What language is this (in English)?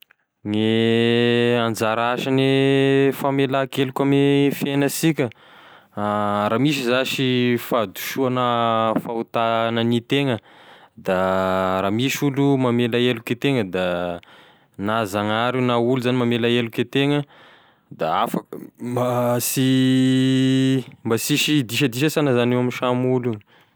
Tesaka Malagasy